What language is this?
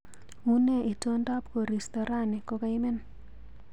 Kalenjin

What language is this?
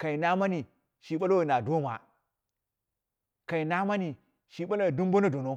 Dera (Nigeria)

